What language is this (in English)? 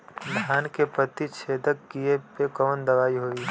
Bhojpuri